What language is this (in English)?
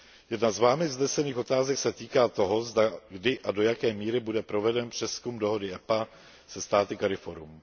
Czech